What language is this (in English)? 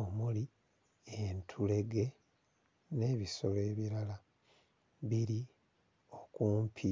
Ganda